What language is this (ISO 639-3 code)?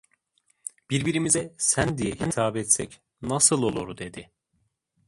tur